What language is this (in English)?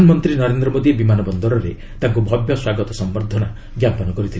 Odia